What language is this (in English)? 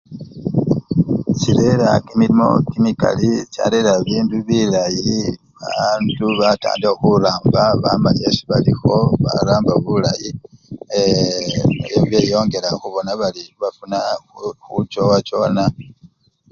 Luyia